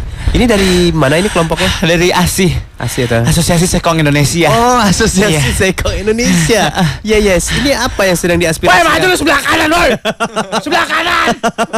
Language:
Indonesian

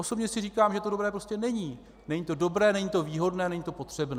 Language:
Czech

